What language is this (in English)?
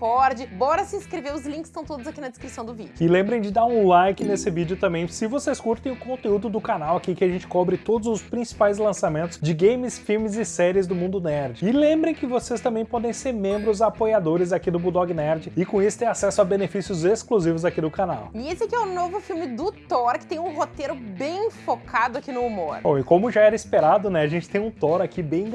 Portuguese